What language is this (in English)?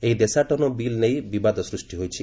Odia